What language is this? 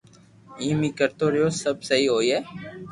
Loarki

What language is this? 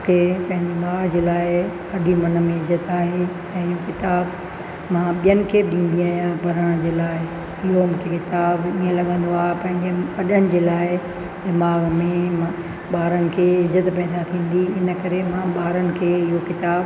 Sindhi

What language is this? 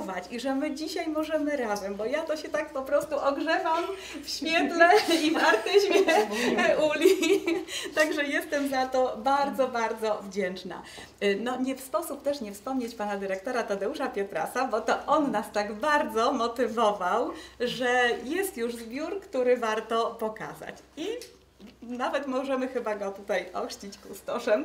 Polish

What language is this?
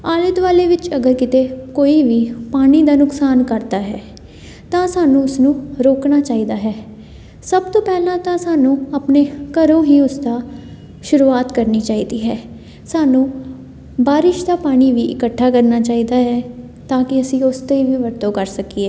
Punjabi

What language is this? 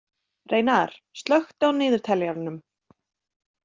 Icelandic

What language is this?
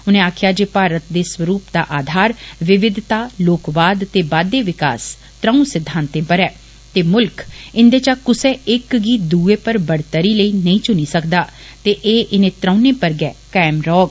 Dogri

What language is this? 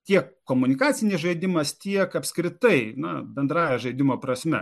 Lithuanian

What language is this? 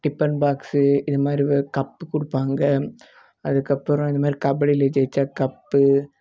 Tamil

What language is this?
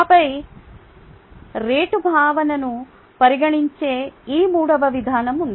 Telugu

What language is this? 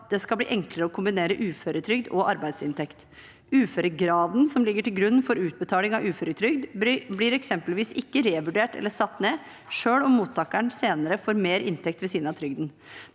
Norwegian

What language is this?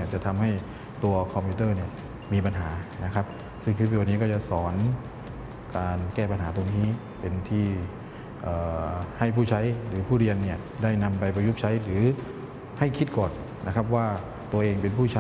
Thai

